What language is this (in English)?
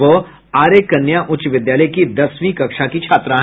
Hindi